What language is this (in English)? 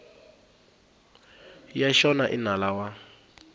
Tsonga